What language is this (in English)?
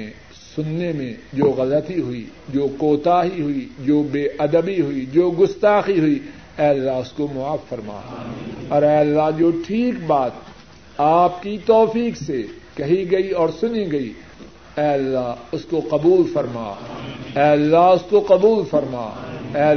Urdu